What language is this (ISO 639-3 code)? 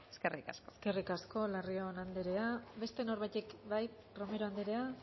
eus